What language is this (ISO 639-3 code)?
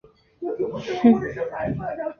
zho